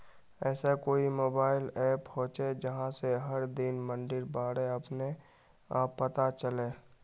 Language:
Magahi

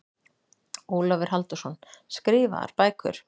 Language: Icelandic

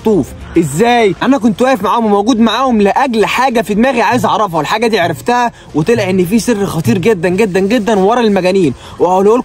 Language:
Arabic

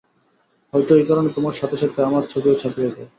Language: Bangla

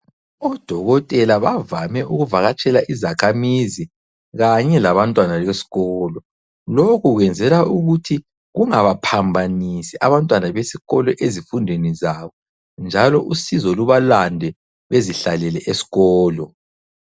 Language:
North Ndebele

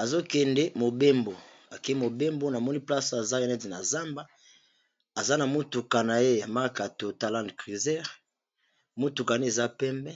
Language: Lingala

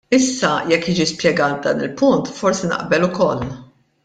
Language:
Maltese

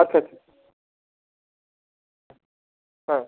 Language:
Bangla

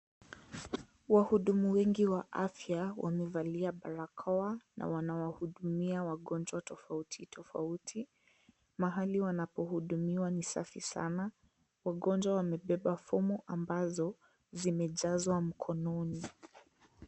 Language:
Swahili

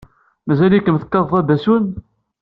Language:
Kabyle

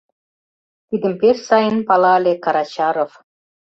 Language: Mari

